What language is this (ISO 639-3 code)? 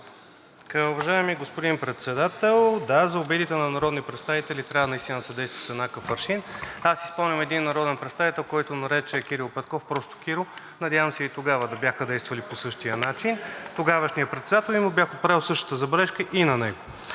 bul